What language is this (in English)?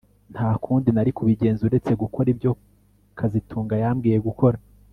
Kinyarwanda